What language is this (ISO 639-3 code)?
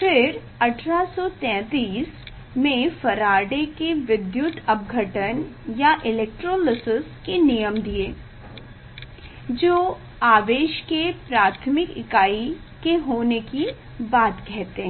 hin